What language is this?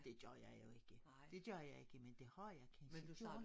Danish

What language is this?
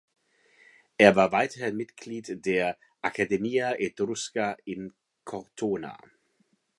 German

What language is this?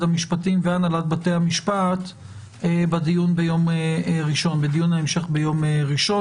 Hebrew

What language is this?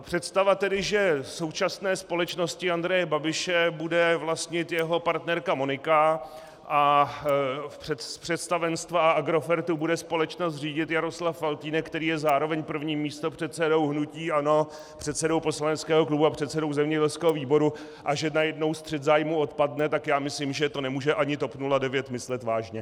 Czech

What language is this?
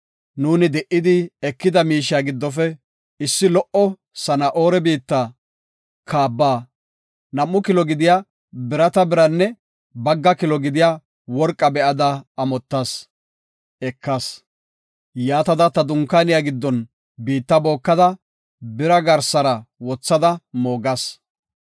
Gofa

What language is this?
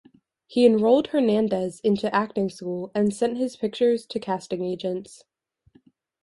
English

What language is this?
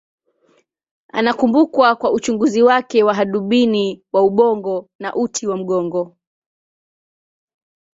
Swahili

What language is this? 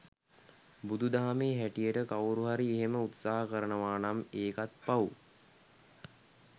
Sinhala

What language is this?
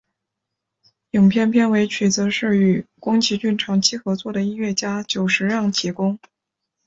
Chinese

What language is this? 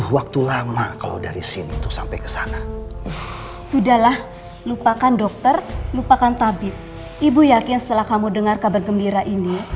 Indonesian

